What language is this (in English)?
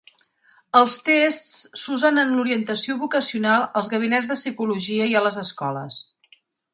Catalan